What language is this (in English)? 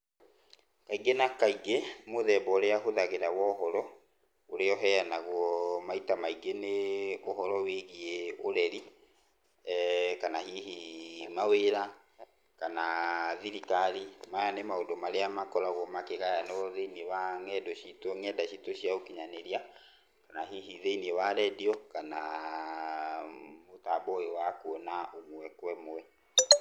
Kikuyu